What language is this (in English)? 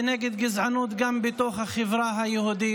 Hebrew